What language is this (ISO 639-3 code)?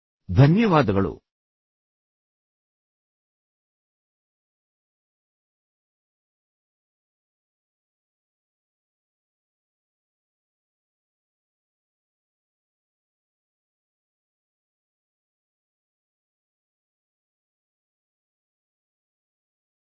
kan